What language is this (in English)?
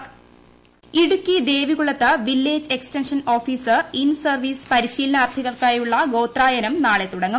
Malayalam